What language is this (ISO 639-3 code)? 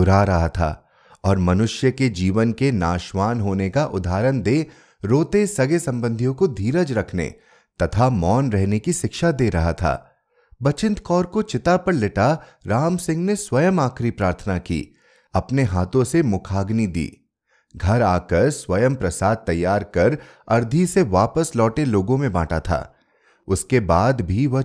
hin